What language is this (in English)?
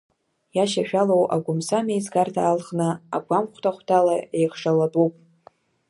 Abkhazian